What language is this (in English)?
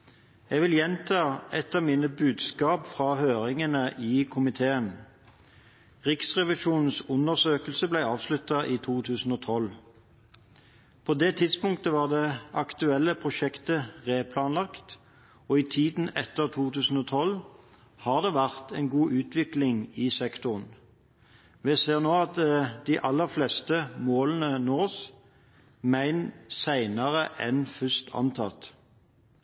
Norwegian Bokmål